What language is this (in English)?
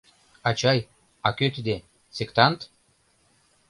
Mari